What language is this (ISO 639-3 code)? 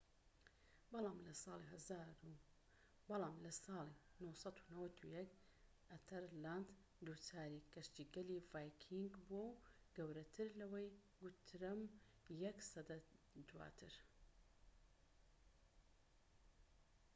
ckb